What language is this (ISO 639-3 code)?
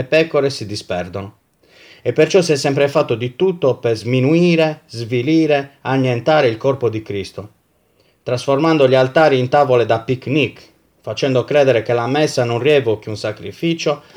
ita